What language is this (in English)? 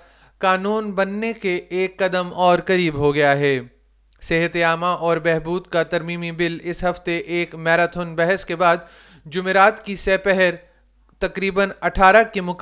Urdu